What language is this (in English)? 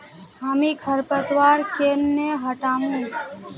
Magahi